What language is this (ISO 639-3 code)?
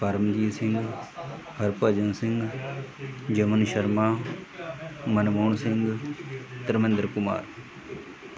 pan